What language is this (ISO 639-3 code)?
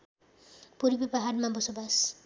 nep